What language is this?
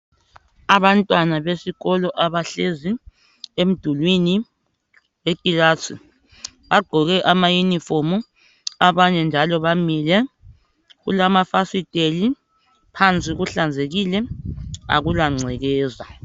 North Ndebele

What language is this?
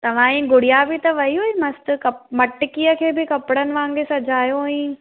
Sindhi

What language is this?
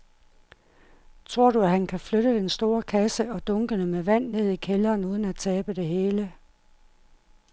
Danish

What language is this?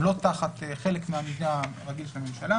Hebrew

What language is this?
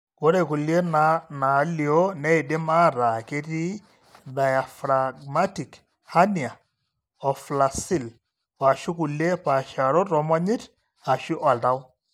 Masai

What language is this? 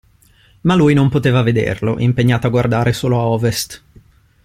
Italian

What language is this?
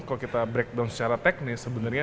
Indonesian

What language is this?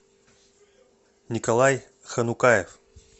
Russian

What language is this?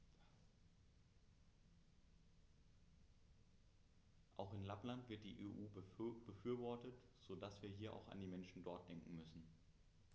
German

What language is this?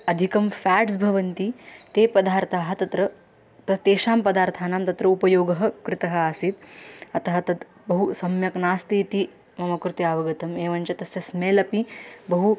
Sanskrit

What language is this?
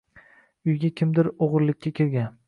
Uzbek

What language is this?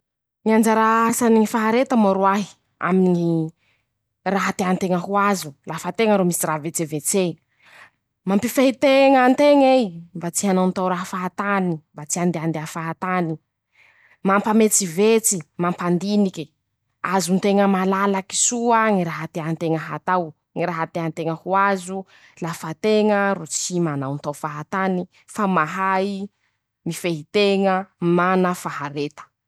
Masikoro Malagasy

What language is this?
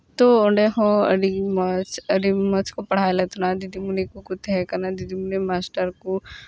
Santali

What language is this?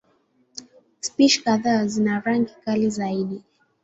Swahili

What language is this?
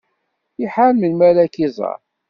Kabyle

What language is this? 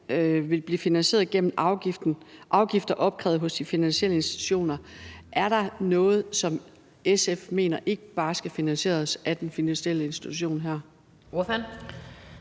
Danish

